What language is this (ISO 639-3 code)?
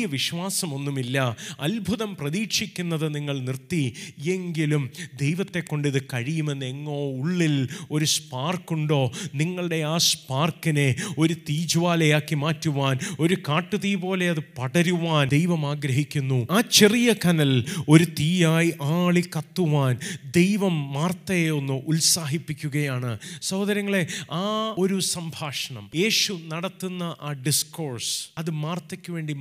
mal